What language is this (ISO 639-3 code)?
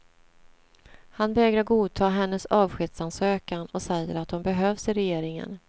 swe